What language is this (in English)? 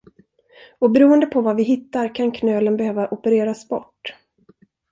Swedish